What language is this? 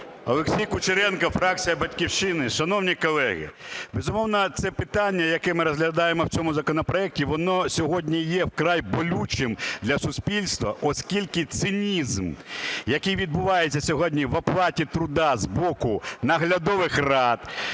Ukrainian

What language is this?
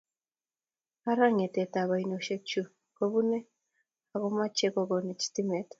Kalenjin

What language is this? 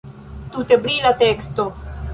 Esperanto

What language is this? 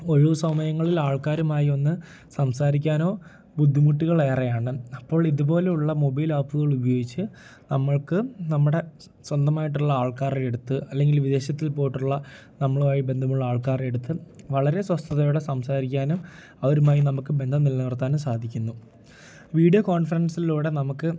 Malayalam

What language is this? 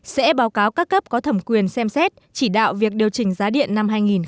Vietnamese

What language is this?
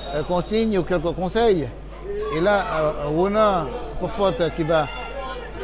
French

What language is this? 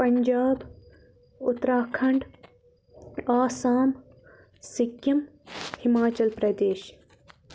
Kashmiri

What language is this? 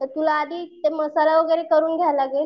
Marathi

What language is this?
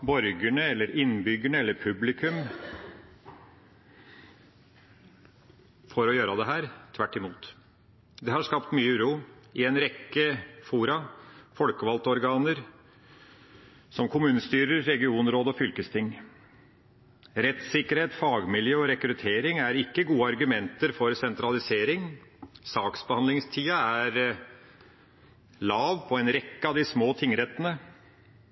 Norwegian Bokmål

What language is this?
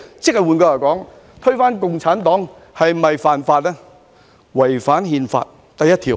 Cantonese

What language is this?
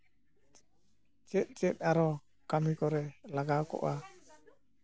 Santali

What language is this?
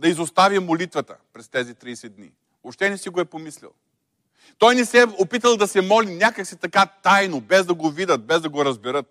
Bulgarian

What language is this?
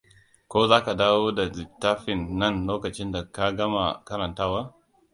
Hausa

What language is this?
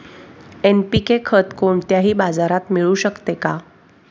Marathi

